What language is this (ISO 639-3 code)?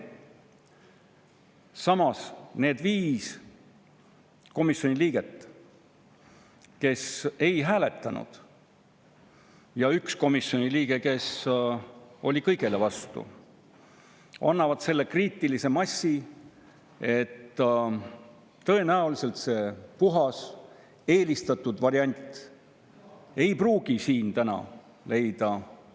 est